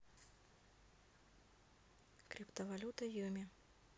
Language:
Russian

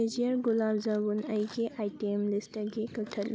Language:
Manipuri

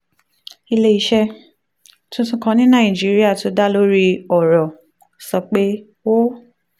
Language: Yoruba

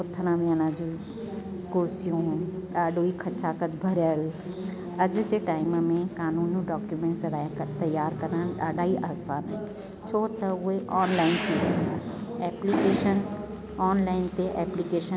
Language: Sindhi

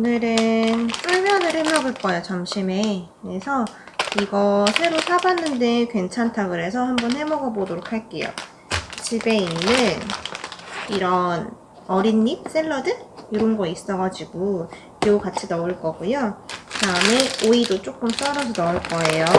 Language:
Korean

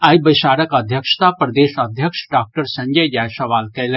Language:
Maithili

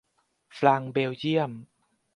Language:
Thai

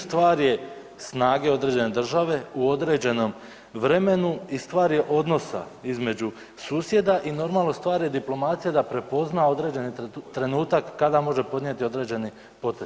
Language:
Croatian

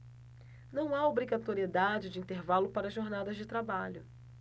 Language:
Portuguese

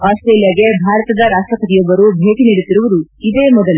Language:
Kannada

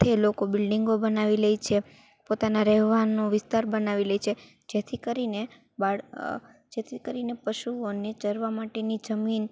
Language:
Gujarati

